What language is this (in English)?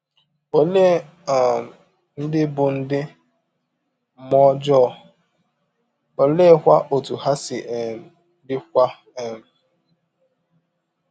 Igbo